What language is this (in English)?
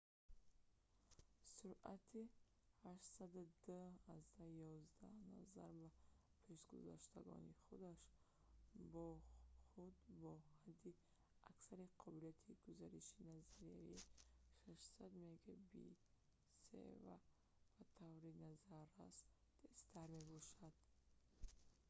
Tajik